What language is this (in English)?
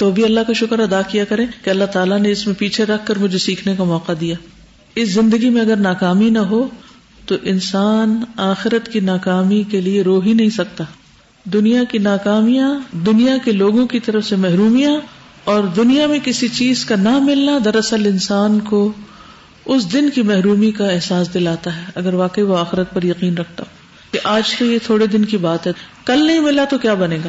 Urdu